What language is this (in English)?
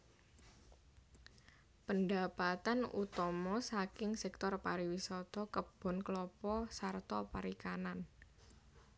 Javanese